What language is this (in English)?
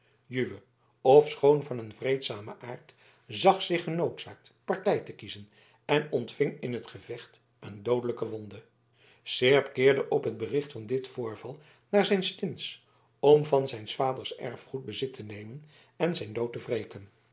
Dutch